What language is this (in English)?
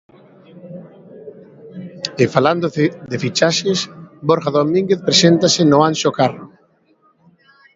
Galician